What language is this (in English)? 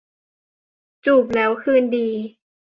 Thai